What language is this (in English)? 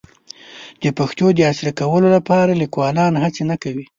Pashto